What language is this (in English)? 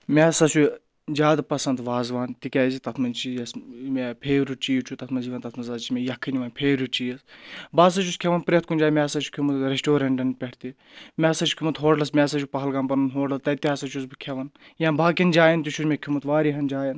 Kashmiri